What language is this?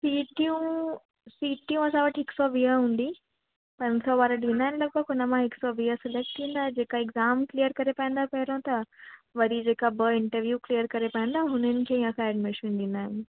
Sindhi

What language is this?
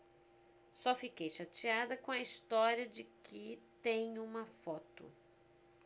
Portuguese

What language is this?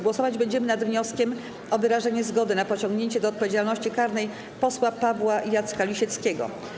Polish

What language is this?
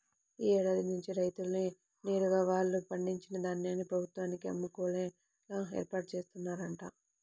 Telugu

